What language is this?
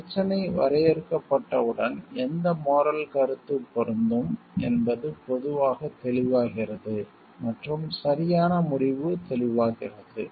Tamil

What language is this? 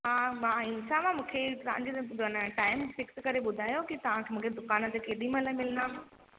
Sindhi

